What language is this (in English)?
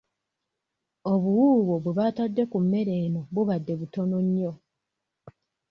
Ganda